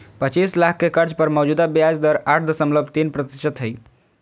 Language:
Magahi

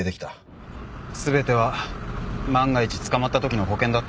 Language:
Japanese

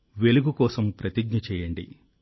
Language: Telugu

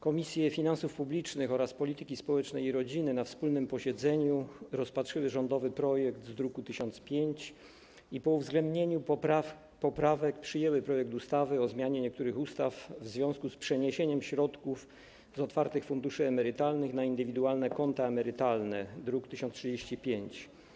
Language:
Polish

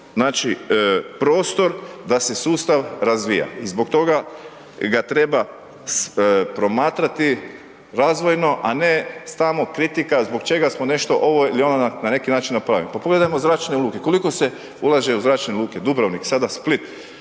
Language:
Croatian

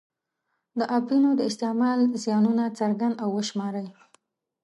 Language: Pashto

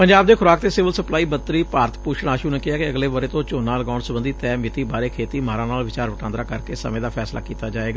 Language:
Punjabi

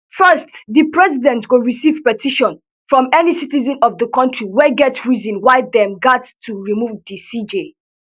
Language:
Nigerian Pidgin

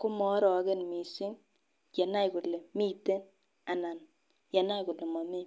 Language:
Kalenjin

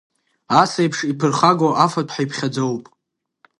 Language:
Abkhazian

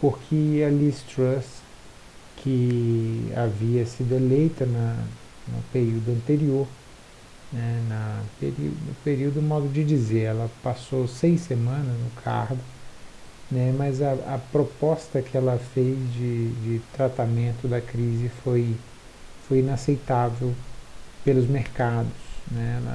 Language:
Portuguese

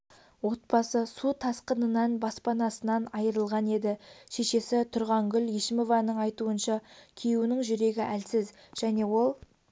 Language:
Kazakh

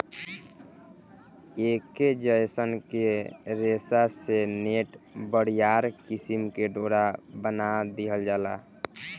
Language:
Bhojpuri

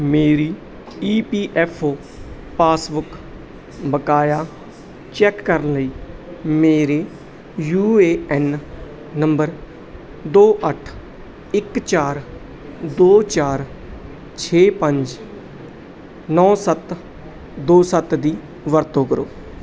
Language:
Punjabi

